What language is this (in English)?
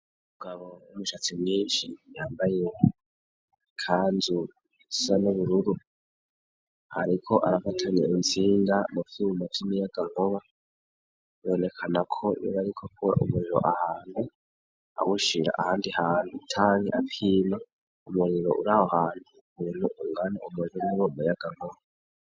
Rundi